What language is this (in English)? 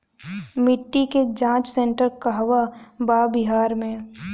Bhojpuri